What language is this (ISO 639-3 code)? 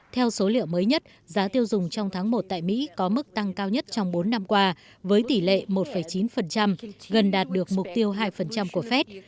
vie